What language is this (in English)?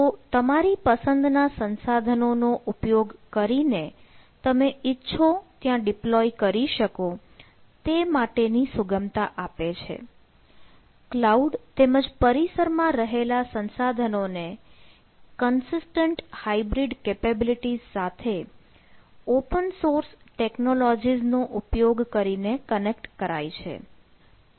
Gujarati